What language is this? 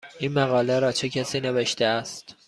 Persian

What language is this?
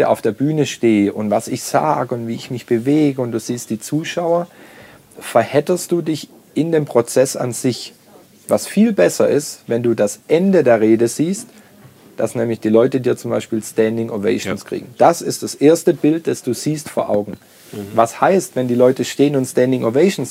German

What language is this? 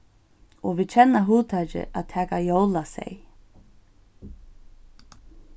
Faroese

